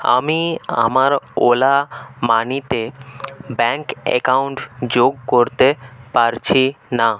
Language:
Bangla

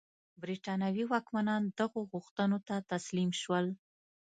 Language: Pashto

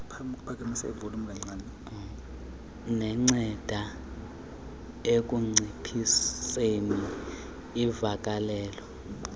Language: Xhosa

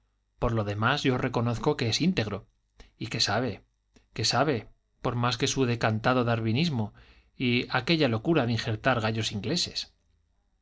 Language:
Spanish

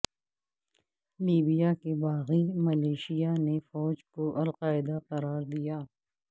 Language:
Urdu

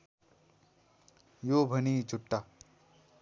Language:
Nepali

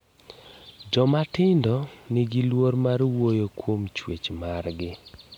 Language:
Luo (Kenya and Tanzania)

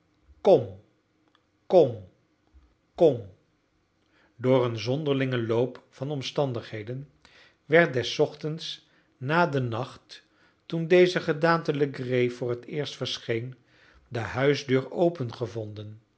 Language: Dutch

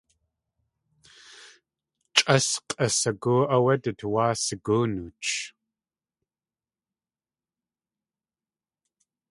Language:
Tlingit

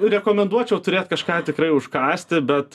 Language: Lithuanian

